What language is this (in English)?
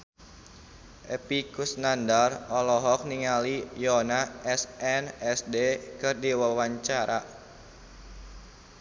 Sundanese